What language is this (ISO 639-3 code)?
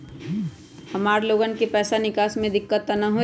mag